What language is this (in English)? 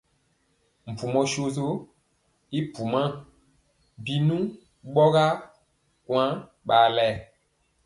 Mpiemo